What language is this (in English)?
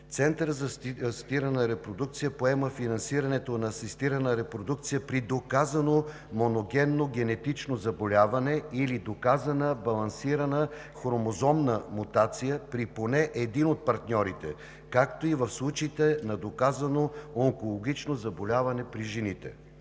Bulgarian